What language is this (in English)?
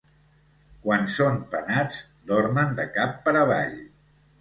Catalan